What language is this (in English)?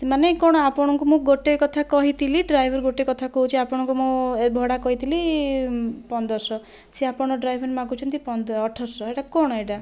Odia